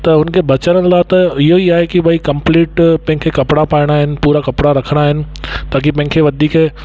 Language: Sindhi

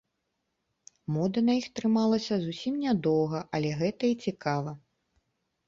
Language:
Belarusian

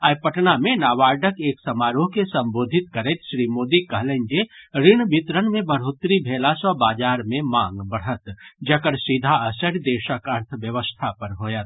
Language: Maithili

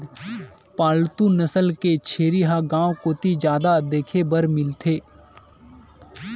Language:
Chhattisgarhi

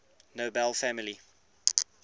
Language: English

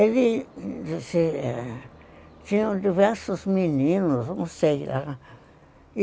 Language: Portuguese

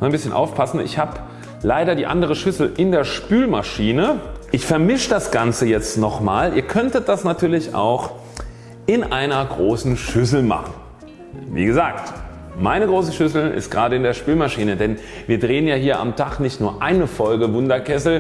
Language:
German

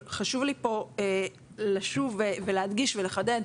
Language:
Hebrew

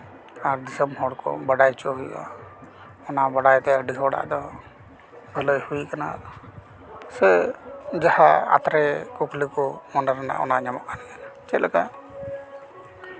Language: Santali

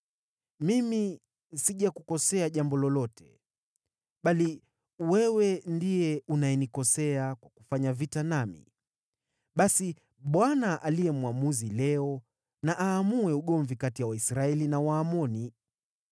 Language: Swahili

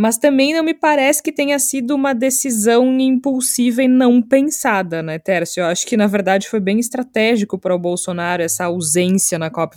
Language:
Portuguese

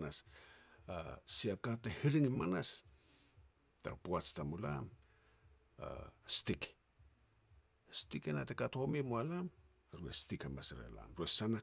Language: Petats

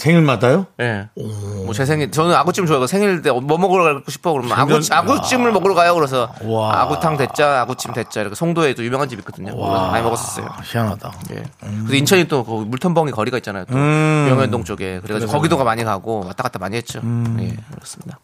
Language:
Korean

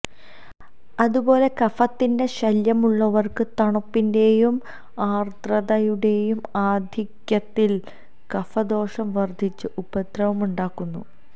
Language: Malayalam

